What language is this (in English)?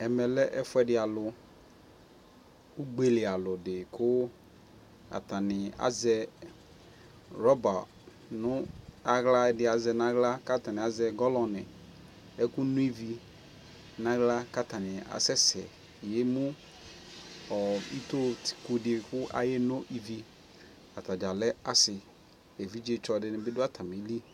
Ikposo